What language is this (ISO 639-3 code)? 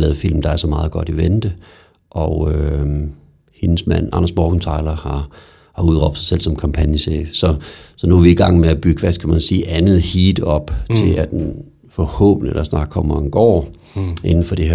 dan